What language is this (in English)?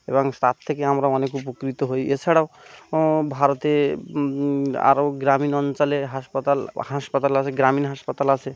Bangla